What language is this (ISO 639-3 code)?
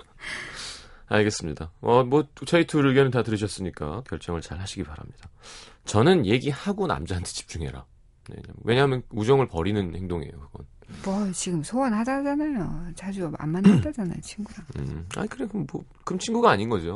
kor